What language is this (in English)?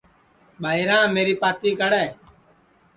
Sansi